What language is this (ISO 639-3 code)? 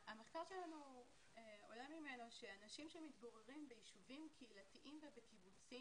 heb